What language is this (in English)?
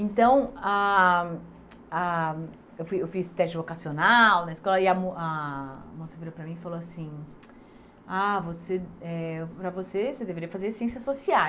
Portuguese